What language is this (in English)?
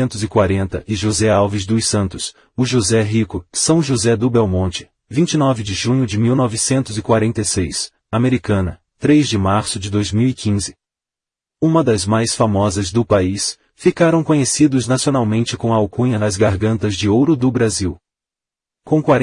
Portuguese